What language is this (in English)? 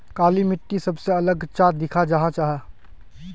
Magahi